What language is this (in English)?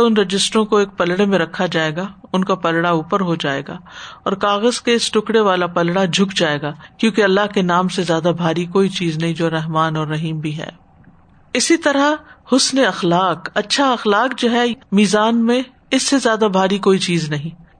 Urdu